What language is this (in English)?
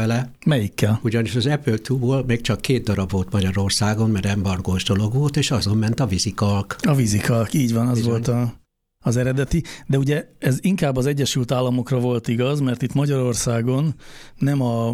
Hungarian